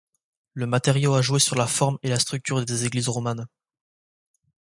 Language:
French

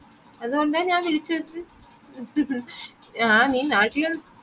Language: Malayalam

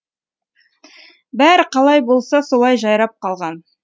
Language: Kazakh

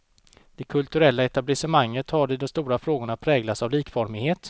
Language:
Swedish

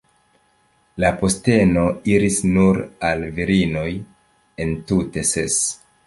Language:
Esperanto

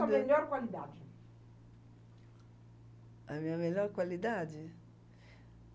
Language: Portuguese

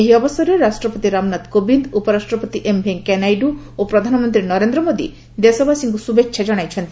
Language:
Odia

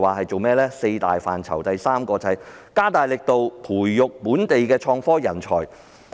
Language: Cantonese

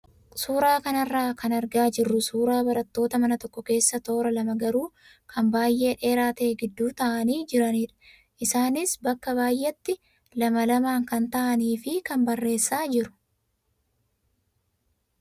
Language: Oromo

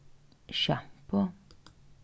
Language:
Faroese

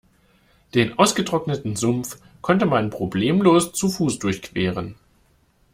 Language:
German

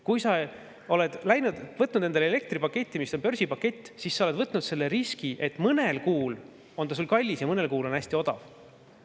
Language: Estonian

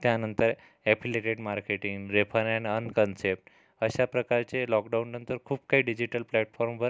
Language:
Marathi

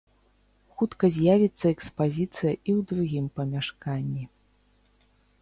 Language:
Belarusian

